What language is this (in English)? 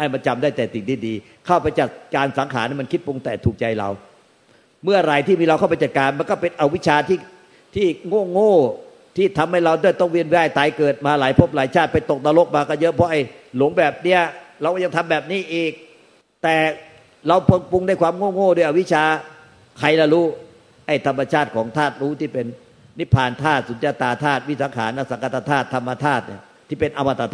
Thai